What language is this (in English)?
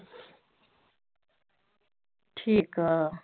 Punjabi